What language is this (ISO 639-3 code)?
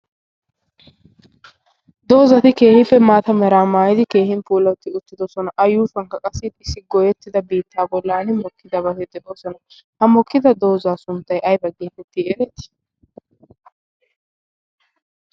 wal